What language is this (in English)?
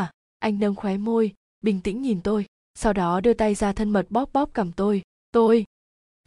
Vietnamese